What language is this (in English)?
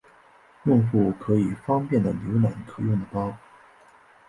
Chinese